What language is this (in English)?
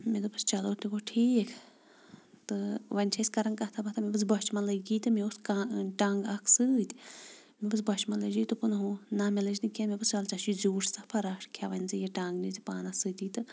Kashmiri